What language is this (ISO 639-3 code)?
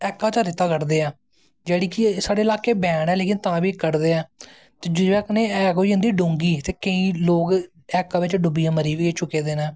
doi